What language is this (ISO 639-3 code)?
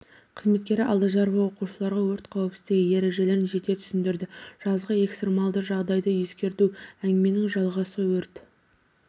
kaz